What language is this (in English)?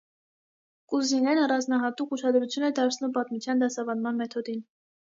Armenian